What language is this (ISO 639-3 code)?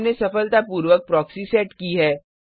hin